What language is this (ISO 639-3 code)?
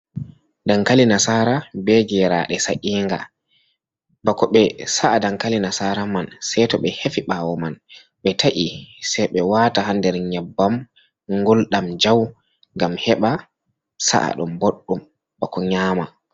ful